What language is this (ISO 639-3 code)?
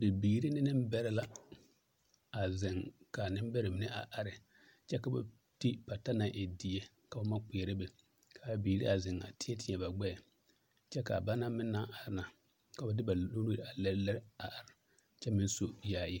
dga